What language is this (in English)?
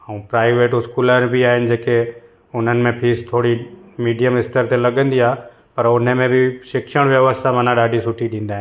Sindhi